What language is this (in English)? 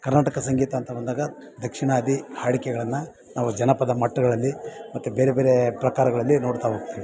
Kannada